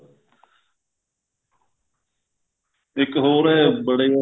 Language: Punjabi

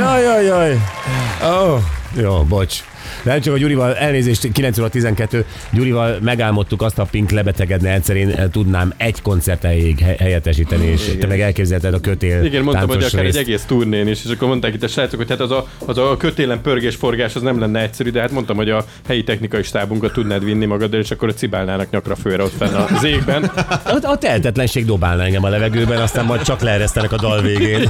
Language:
Hungarian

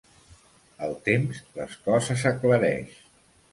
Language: Catalan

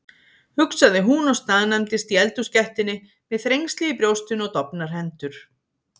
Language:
Icelandic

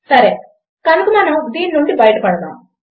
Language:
Telugu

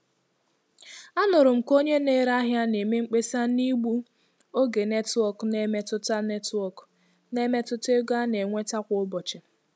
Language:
Igbo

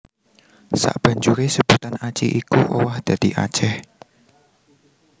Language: Javanese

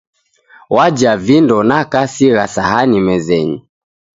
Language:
Taita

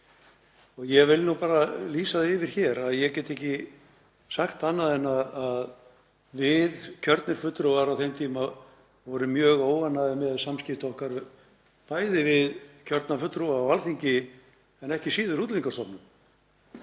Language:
Icelandic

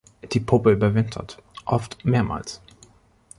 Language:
German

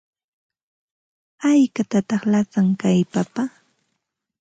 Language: Ambo-Pasco Quechua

